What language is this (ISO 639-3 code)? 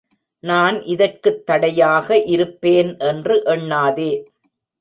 tam